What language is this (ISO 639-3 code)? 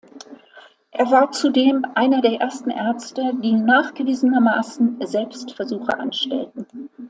deu